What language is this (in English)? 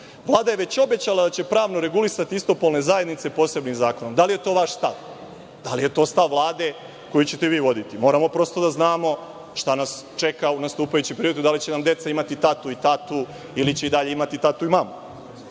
Serbian